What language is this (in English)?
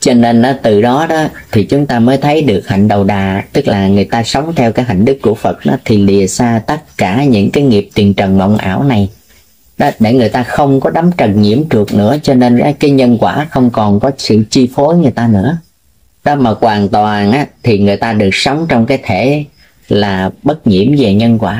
Vietnamese